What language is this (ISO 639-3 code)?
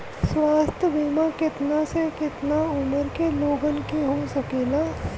bho